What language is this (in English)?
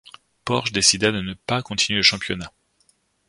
French